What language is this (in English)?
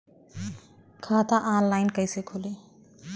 Bhojpuri